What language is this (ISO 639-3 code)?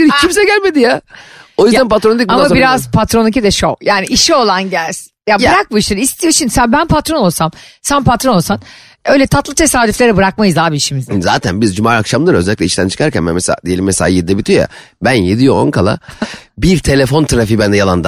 tur